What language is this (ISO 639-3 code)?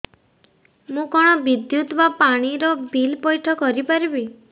ori